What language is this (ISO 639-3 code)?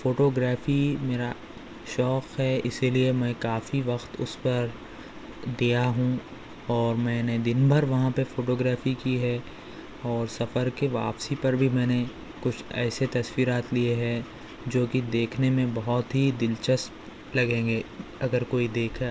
urd